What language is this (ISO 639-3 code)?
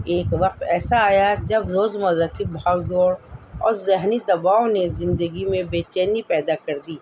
urd